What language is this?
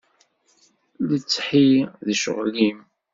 Kabyle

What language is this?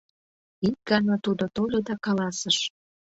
Mari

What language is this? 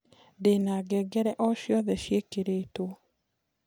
Kikuyu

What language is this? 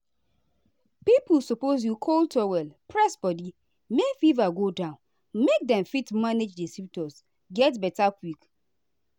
Nigerian Pidgin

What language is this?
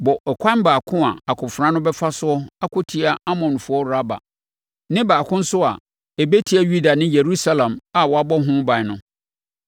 Akan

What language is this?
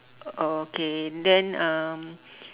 English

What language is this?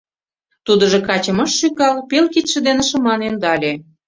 Mari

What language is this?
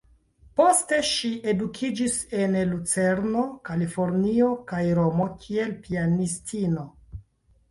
Esperanto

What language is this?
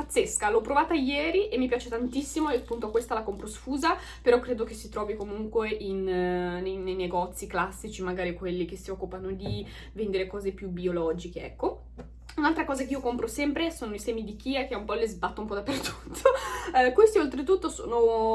Italian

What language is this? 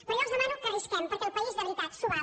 Catalan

